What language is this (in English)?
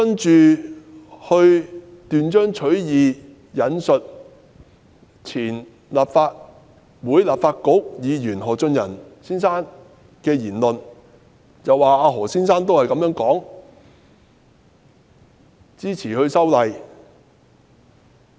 Cantonese